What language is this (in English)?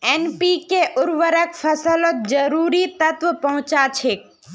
Magahi